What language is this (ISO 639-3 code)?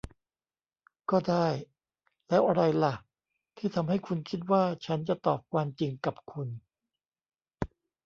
tha